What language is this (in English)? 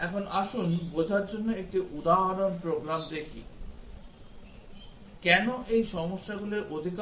Bangla